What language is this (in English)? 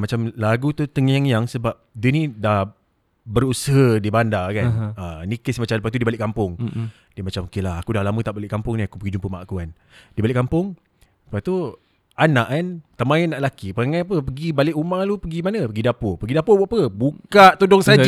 Malay